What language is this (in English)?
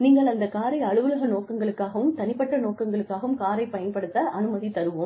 Tamil